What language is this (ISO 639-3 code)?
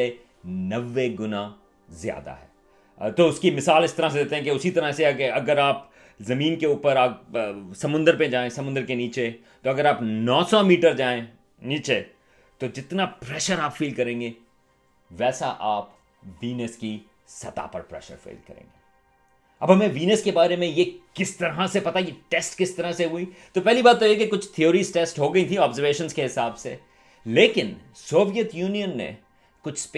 urd